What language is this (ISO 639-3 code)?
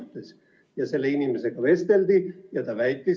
est